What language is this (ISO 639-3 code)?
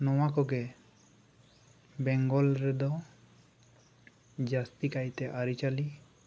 sat